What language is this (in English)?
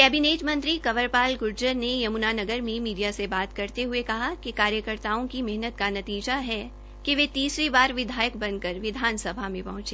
Hindi